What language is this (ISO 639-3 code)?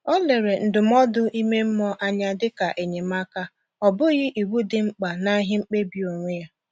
ibo